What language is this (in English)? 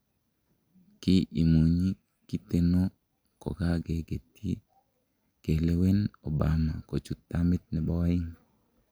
Kalenjin